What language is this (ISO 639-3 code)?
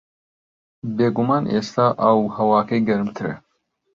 ckb